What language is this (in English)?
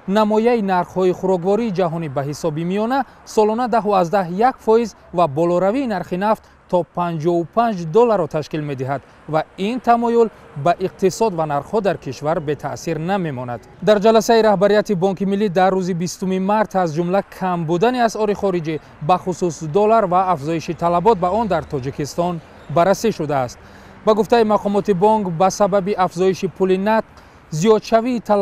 Persian